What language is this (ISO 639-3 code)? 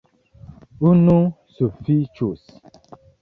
epo